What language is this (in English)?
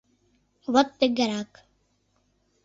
Mari